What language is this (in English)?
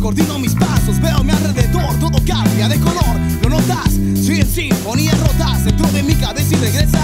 Spanish